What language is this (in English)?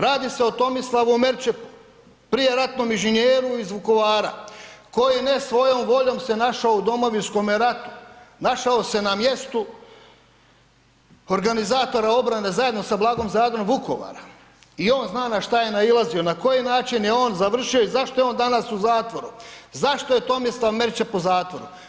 Croatian